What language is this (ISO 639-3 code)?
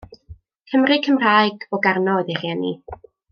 cym